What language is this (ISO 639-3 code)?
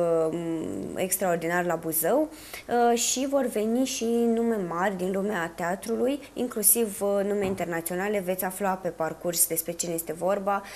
ron